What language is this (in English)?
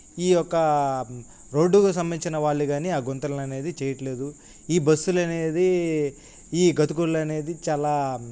Telugu